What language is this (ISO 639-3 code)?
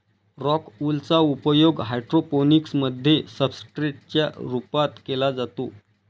mar